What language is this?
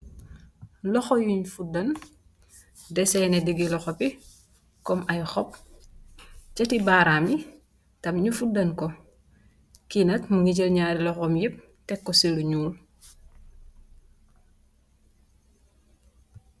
Wolof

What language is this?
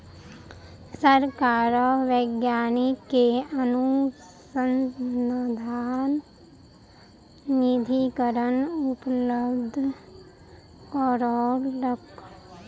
Maithili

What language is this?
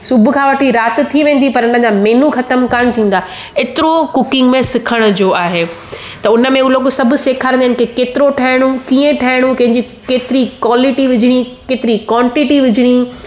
Sindhi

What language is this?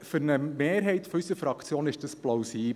Swiss German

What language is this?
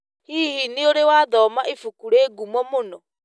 Kikuyu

